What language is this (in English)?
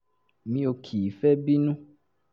Yoruba